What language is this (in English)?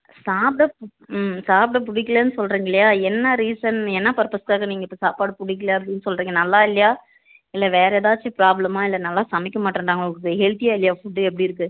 Tamil